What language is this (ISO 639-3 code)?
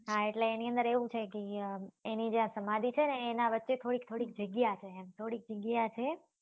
guj